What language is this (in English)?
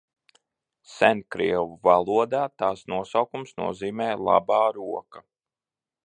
Latvian